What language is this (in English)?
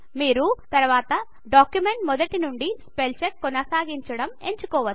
Telugu